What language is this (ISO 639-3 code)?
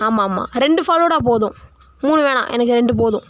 tam